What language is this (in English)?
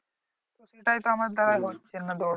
Bangla